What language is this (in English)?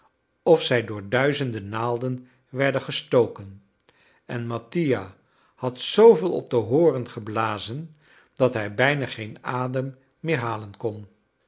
Dutch